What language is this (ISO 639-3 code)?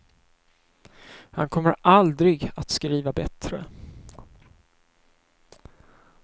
swe